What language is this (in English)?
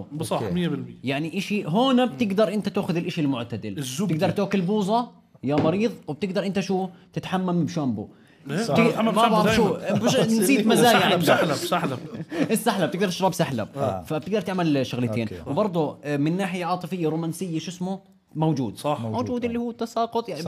Arabic